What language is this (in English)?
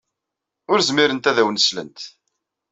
Kabyle